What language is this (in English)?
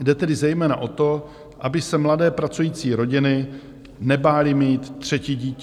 Czech